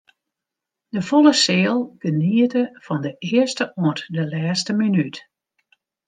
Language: Western Frisian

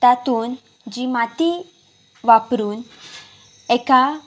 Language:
Konkani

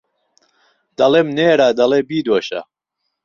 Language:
Central Kurdish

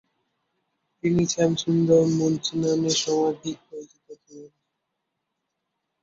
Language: Bangla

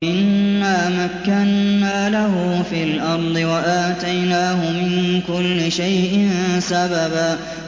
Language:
Arabic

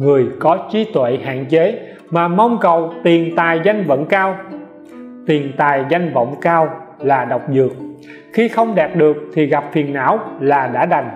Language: Vietnamese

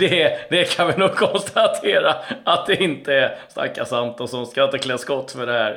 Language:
Swedish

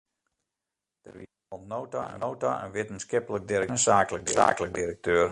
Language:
Western Frisian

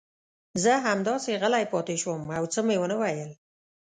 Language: Pashto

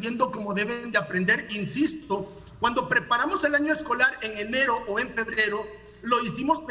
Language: Spanish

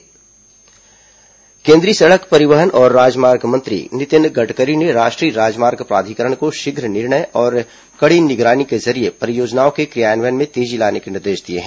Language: Hindi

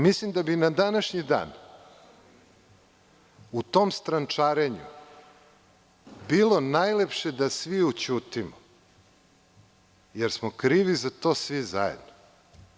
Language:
Serbian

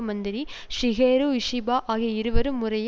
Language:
Tamil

